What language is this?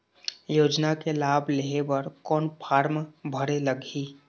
Chhattisgarhi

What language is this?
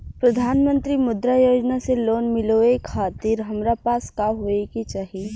Bhojpuri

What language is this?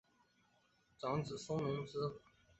Chinese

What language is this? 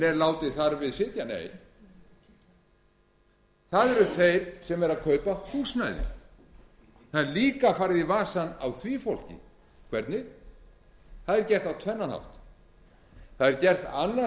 Icelandic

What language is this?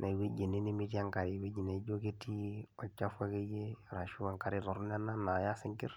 Masai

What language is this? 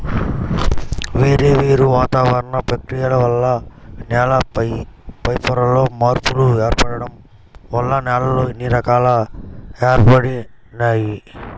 Telugu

